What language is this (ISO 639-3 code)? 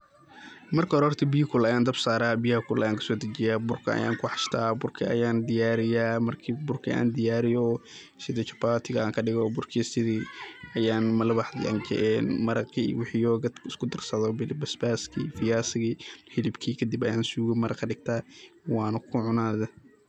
som